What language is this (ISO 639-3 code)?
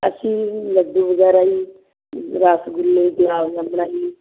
pan